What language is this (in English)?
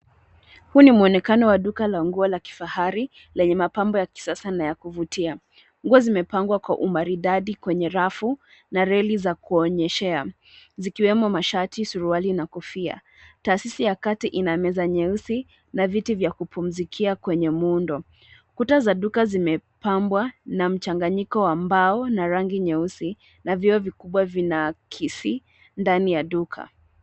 Swahili